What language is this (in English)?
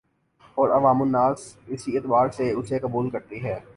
Urdu